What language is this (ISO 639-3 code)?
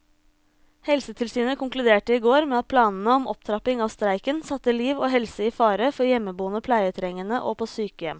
nor